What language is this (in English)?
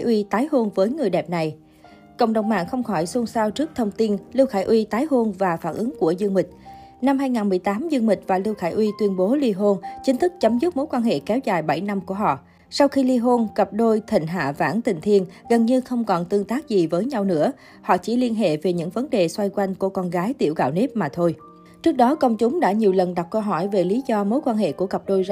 Vietnamese